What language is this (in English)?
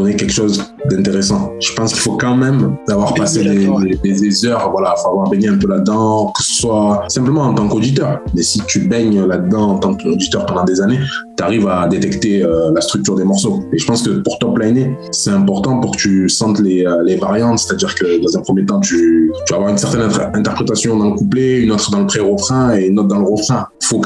French